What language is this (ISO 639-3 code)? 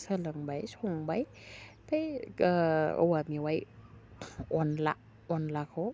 brx